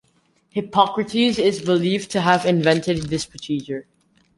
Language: English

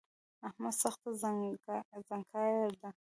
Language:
Pashto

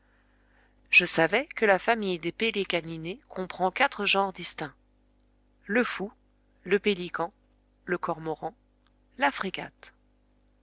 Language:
French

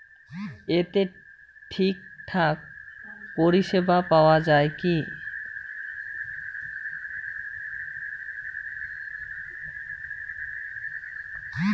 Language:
Bangla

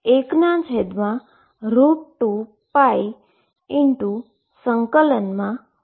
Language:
Gujarati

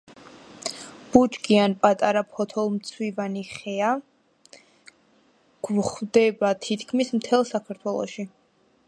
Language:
Georgian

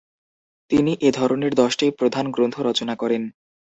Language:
Bangla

